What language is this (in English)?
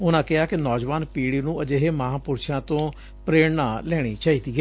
Punjabi